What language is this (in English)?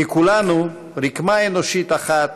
Hebrew